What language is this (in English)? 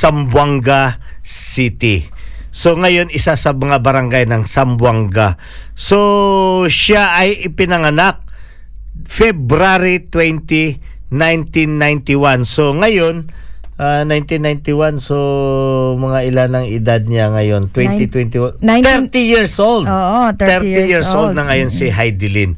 Filipino